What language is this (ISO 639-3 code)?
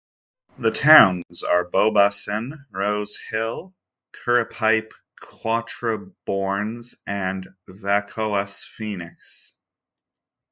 eng